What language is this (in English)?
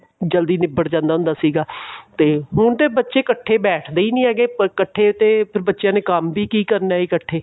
Punjabi